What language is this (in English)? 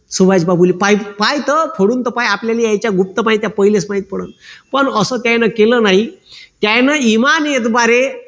Marathi